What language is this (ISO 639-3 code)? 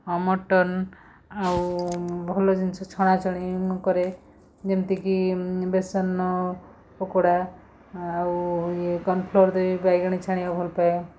ori